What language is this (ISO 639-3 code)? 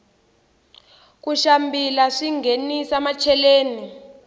tso